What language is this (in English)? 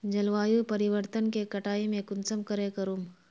Magahi